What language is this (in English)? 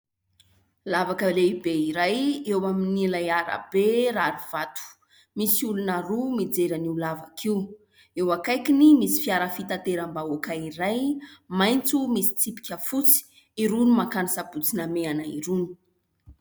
Malagasy